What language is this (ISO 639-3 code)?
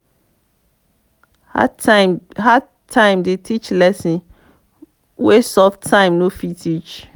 pcm